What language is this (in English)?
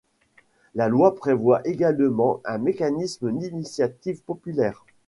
French